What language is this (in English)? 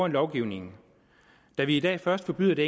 Danish